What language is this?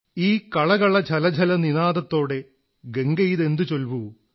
Malayalam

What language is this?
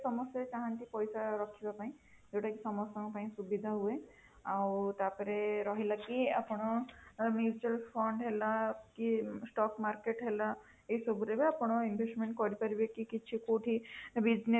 Odia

